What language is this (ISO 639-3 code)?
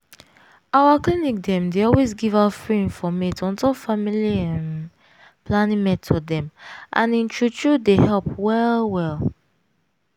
pcm